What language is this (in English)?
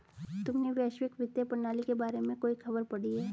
Hindi